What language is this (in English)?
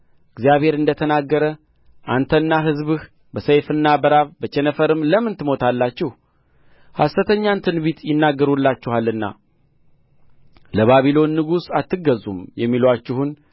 Amharic